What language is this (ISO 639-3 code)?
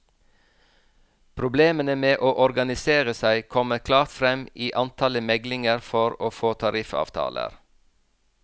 nor